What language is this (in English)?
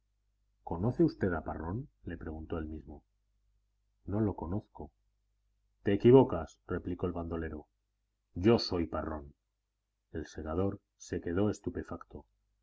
Spanish